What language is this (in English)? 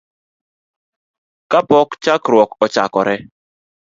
Luo (Kenya and Tanzania)